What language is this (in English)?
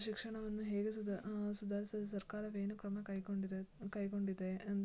Kannada